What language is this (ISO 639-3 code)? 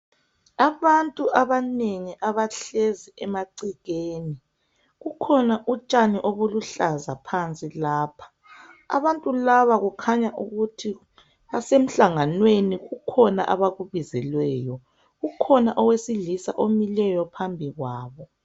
nde